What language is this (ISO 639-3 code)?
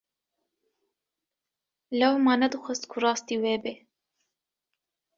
kur